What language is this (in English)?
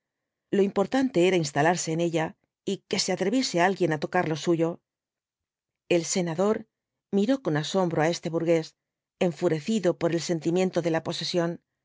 Spanish